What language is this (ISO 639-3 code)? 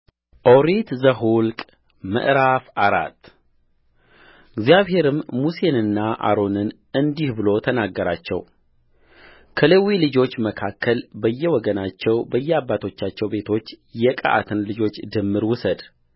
amh